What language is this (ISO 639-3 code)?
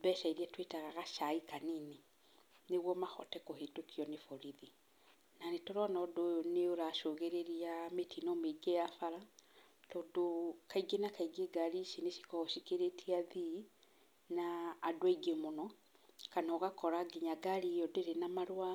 kik